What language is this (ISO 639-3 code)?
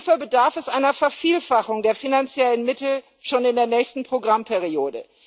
deu